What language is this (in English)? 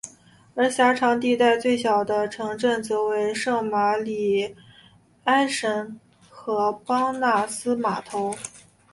Chinese